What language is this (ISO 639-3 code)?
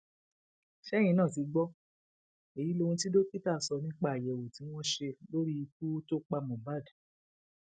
yor